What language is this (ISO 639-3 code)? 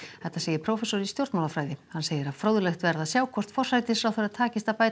isl